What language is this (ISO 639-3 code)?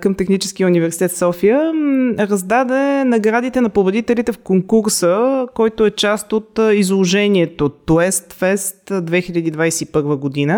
bul